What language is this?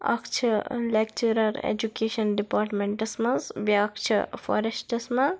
Kashmiri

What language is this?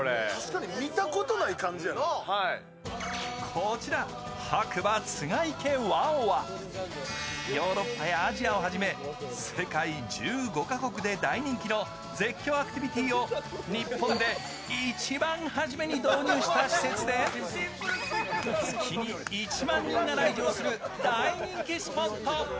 Japanese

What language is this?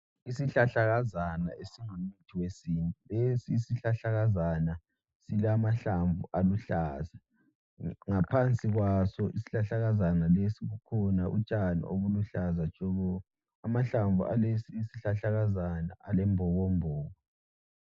North Ndebele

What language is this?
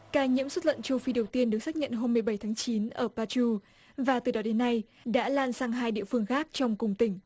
Vietnamese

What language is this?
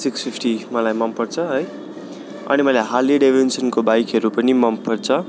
Nepali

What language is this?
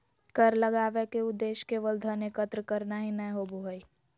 Magahi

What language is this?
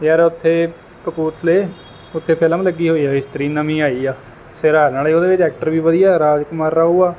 Punjabi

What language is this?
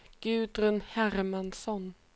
Swedish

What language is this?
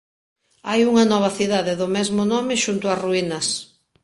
Galician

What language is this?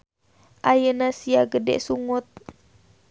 Sundanese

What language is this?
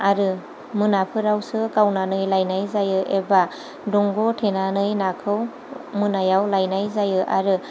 Bodo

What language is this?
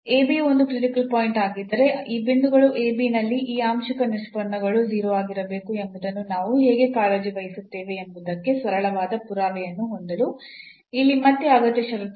Kannada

